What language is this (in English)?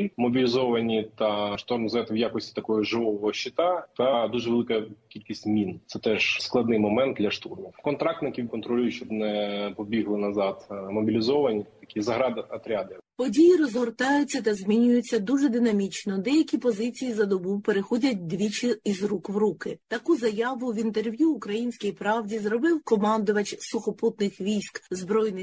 Ukrainian